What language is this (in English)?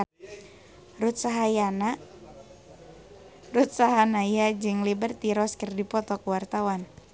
Sundanese